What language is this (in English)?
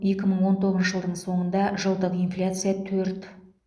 Kazakh